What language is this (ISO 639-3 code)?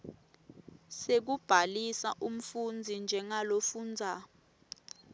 ssw